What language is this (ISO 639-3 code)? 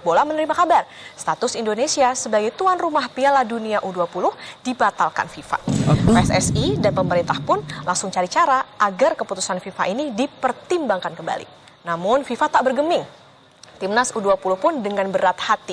ind